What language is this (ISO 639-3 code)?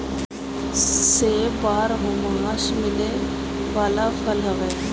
bho